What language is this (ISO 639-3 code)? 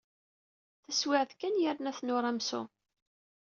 kab